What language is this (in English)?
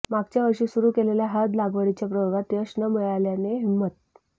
Marathi